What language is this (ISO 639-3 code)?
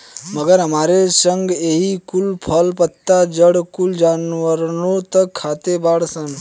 bho